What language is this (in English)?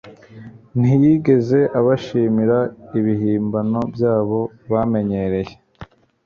Kinyarwanda